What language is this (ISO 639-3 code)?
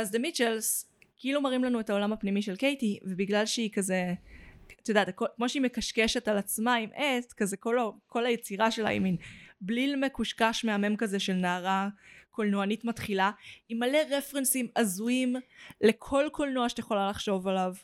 heb